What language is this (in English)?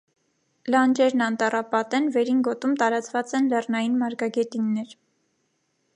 Armenian